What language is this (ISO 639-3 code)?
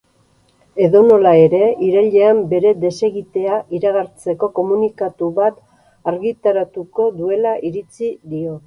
eus